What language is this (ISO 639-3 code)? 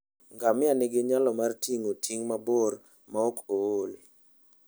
luo